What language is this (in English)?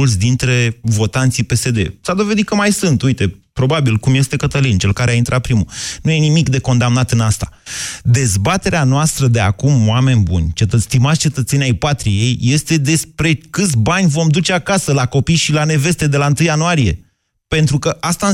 Romanian